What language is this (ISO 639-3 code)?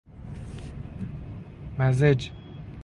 fas